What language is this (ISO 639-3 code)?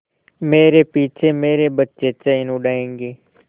hin